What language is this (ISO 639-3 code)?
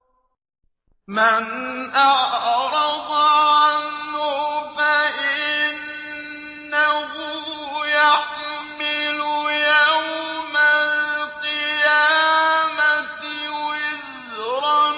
ara